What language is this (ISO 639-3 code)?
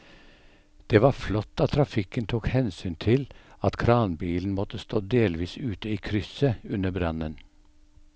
nor